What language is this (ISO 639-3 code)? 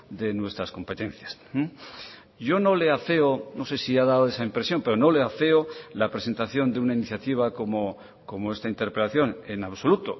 spa